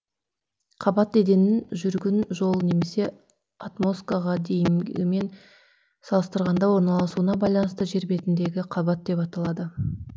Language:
Kazakh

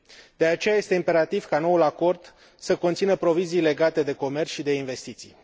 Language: Romanian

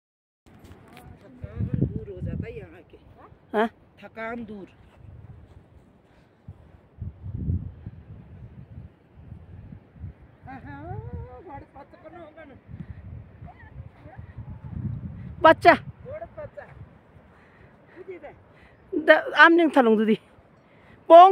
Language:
Arabic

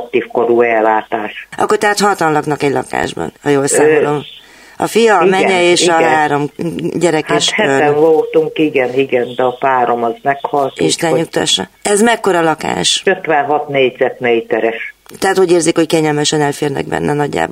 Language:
Hungarian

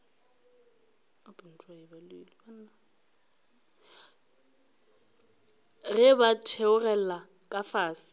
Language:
Northern Sotho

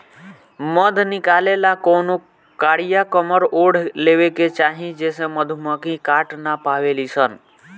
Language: Bhojpuri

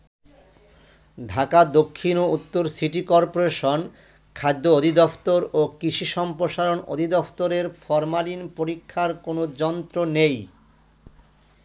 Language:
Bangla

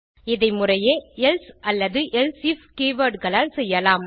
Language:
Tamil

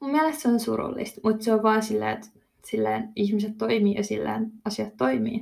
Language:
Finnish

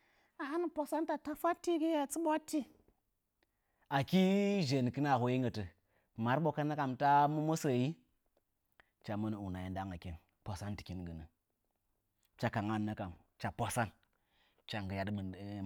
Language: Nzanyi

